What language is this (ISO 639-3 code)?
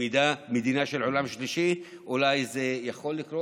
heb